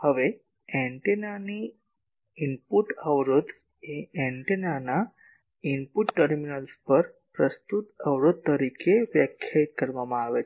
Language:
Gujarati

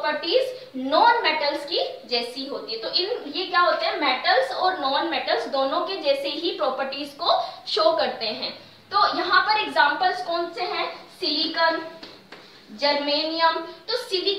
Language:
Hindi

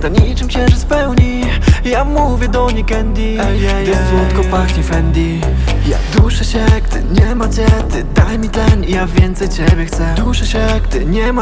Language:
Polish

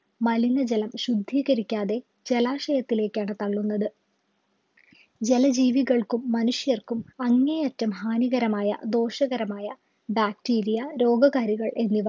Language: Malayalam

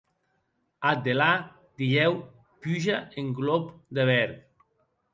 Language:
Occitan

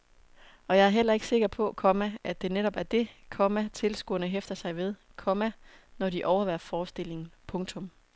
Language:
Danish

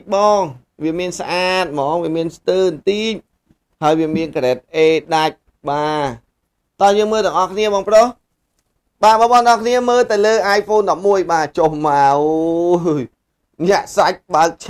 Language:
Vietnamese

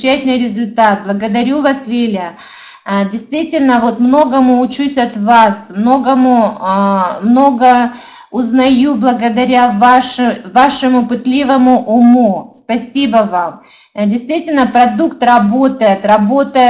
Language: Russian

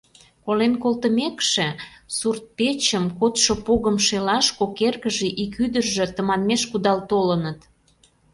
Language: Mari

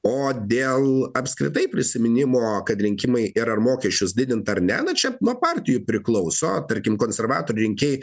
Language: Lithuanian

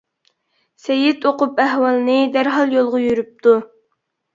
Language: Uyghur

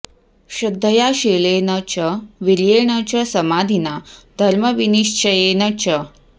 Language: Sanskrit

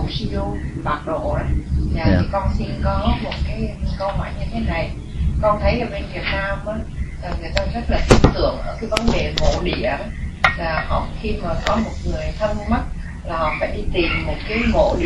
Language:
Vietnamese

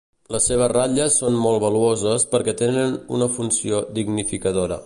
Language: Catalan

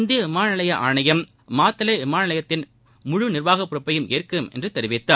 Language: Tamil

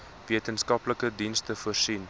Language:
Afrikaans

